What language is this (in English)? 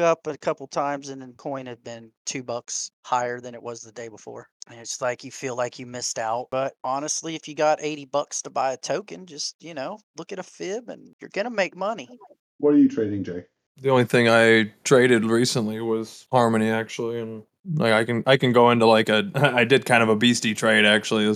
English